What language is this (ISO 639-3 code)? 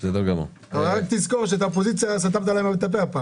heb